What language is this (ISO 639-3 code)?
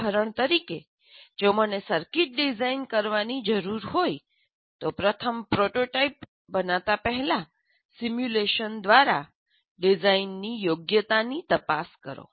guj